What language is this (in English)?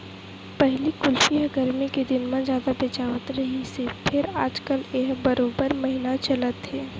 Chhattisgarhi